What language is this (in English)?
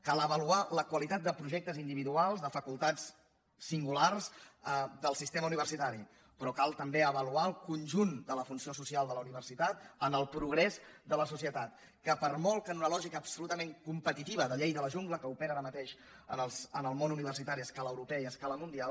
Catalan